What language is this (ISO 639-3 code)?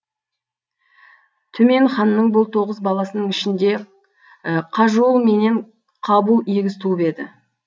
kaz